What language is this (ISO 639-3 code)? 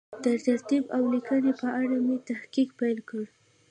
pus